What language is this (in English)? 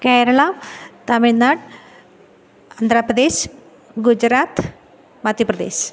Malayalam